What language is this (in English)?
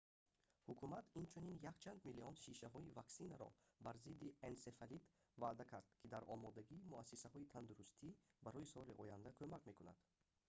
Tajik